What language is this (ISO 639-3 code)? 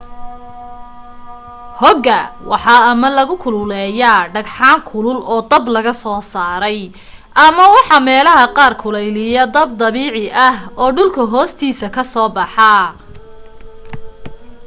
som